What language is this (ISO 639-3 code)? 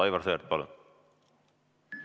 est